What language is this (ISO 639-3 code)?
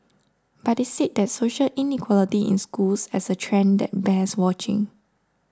eng